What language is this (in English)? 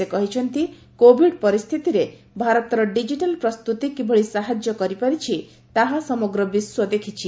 Odia